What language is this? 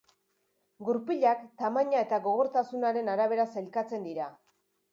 Basque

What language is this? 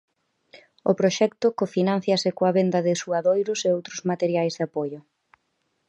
Galician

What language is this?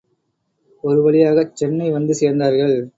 Tamil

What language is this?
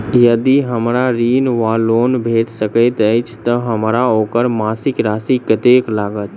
Maithili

